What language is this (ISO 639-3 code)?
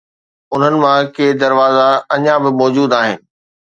snd